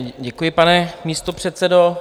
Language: Czech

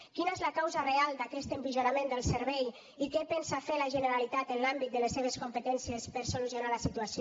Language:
Catalan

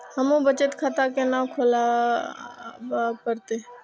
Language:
Maithili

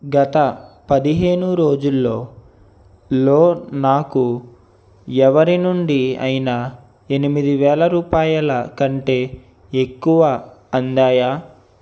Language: Telugu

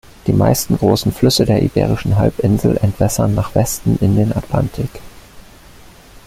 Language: German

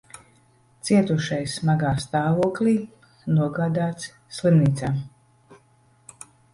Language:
Latvian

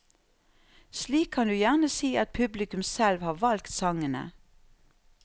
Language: Norwegian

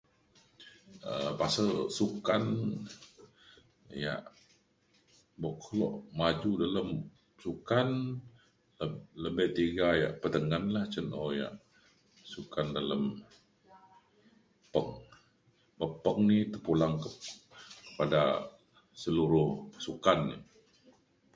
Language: Mainstream Kenyah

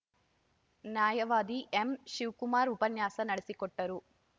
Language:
Kannada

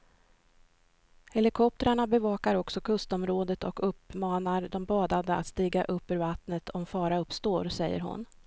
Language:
Swedish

